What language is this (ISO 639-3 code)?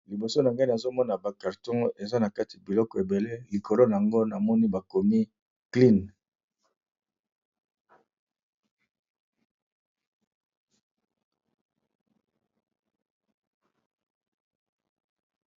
lin